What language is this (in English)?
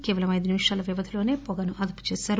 Telugu